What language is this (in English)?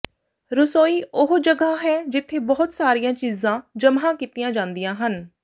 Punjabi